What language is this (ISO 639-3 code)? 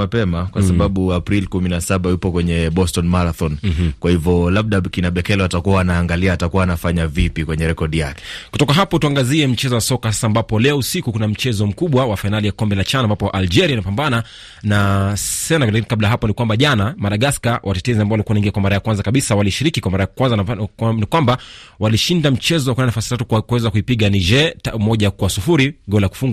swa